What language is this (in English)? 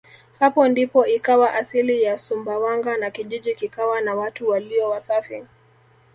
Swahili